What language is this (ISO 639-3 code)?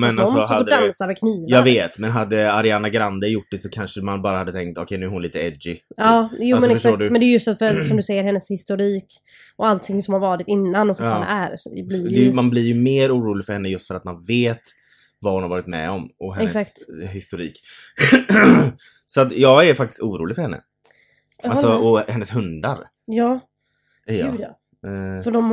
swe